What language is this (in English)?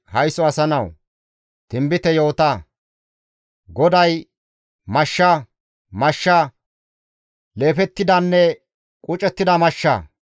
Gamo